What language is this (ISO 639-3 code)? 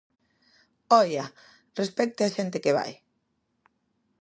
glg